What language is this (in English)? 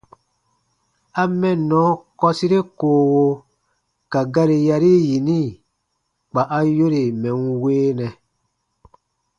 Baatonum